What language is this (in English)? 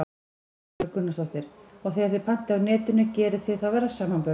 Icelandic